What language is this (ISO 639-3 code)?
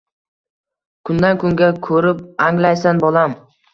uzb